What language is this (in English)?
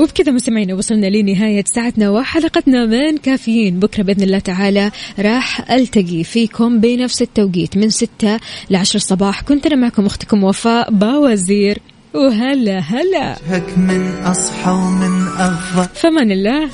Arabic